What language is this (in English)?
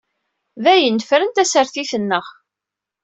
Kabyle